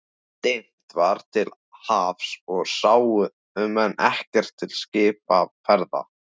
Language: Icelandic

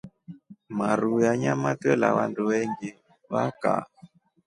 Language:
Rombo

